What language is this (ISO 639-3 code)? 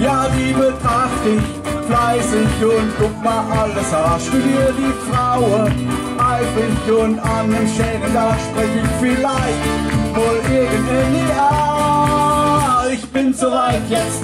deu